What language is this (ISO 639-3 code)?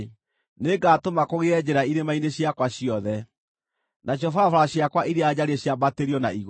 kik